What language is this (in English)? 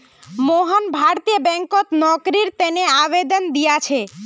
Magahi